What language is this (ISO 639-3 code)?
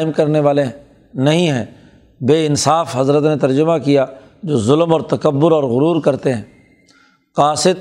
urd